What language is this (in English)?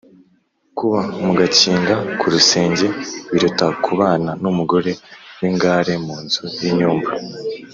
Kinyarwanda